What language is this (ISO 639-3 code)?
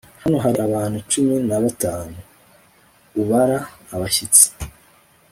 kin